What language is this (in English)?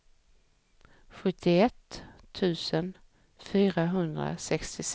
Swedish